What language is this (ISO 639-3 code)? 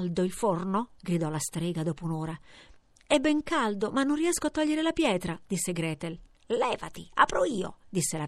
ita